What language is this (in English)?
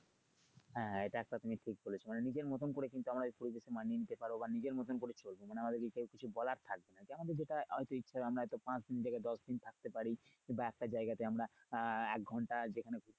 Bangla